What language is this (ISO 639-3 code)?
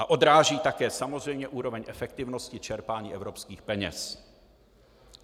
ces